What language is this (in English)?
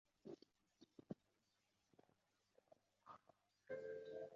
Chinese